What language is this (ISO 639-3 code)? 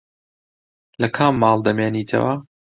ckb